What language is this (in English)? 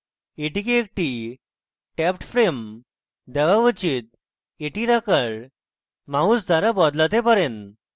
Bangla